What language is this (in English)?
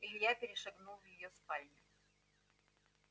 Russian